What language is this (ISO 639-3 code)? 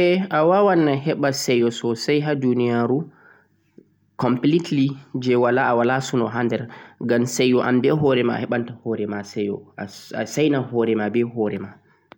fuq